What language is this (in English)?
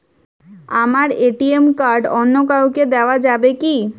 Bangla